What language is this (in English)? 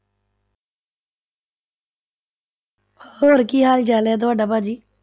Punjabi